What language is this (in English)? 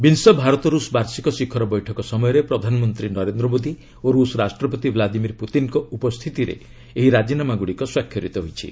Odia